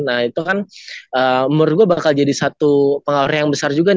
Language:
Indonesian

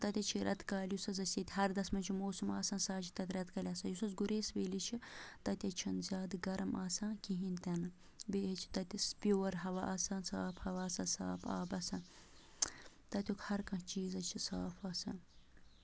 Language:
Kashmiri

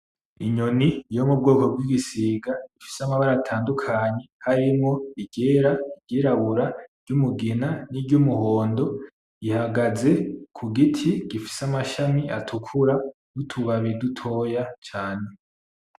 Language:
Rundi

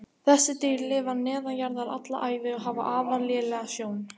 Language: Icelandic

